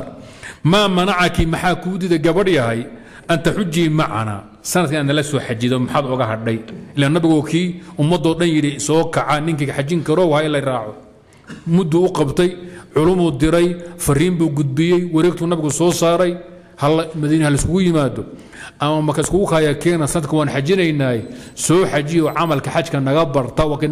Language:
Arabic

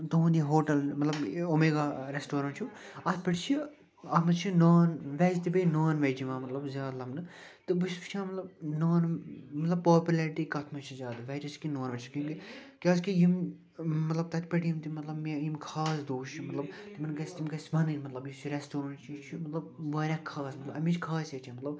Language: Kashmiri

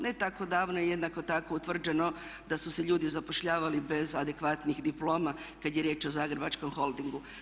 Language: Croatian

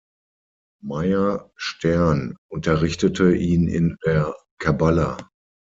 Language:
German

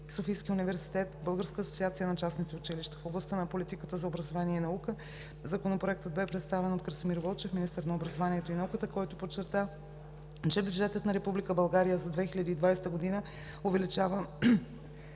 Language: Bulgarian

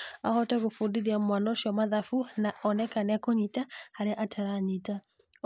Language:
Kikuyu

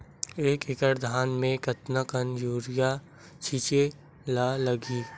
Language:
Chhattisgarhi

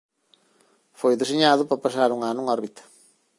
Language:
Galician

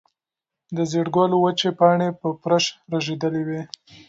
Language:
Pashto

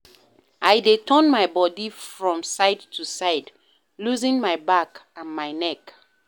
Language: Nigerian Pidgin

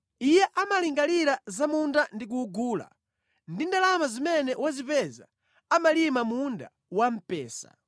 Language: Nyanja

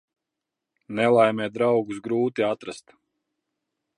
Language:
Latvian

